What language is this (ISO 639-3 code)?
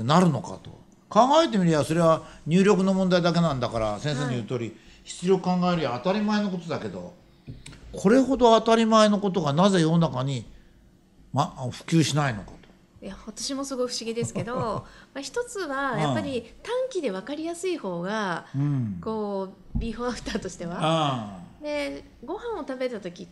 jpn